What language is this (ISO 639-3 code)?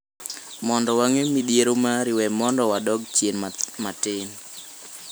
luo